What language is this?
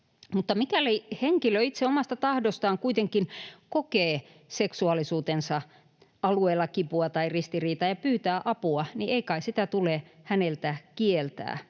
Finnish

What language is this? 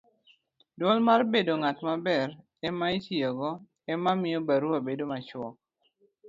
Luo (Kenya and Tanzania)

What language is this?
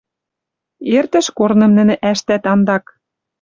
Western Mari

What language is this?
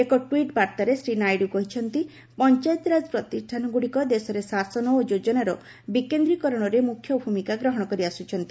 Odia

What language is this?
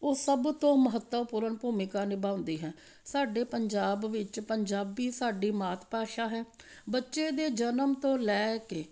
Punjabi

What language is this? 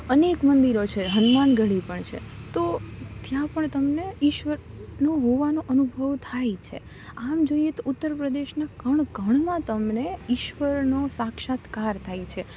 Gujarati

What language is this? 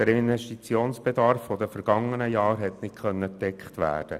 Swiss German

